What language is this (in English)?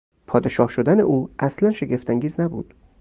Persian